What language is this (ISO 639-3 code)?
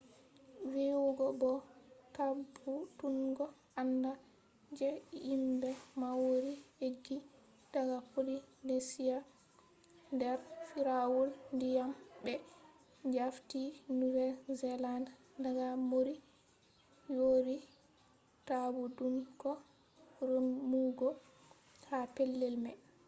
ful